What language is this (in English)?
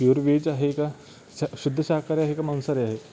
Marathi